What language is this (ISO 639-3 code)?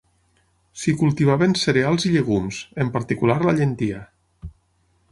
cat